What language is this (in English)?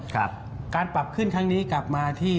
Thai